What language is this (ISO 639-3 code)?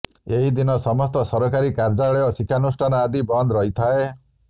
ori